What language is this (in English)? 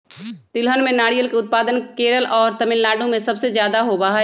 Magahi